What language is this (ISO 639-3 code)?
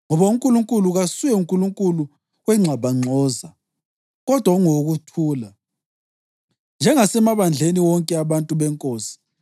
nde